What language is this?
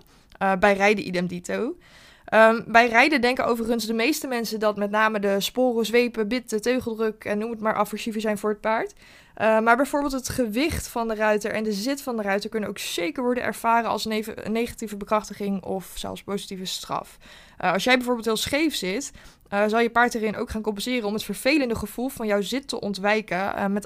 Dutch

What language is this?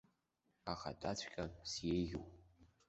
Abkhazian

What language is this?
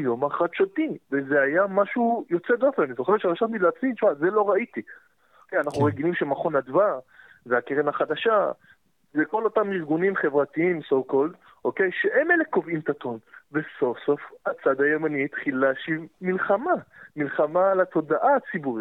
Hebrew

